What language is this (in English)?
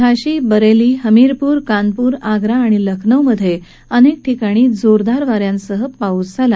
Marathi